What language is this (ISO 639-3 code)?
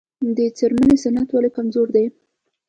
pus